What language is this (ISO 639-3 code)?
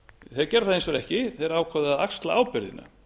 isl